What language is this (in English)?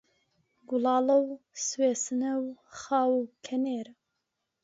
Central Kurdish